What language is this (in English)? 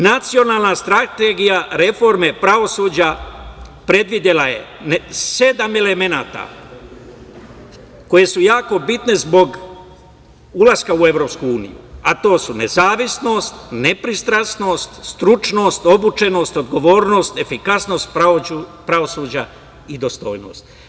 Serbian